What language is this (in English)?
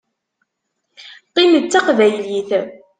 Kabyle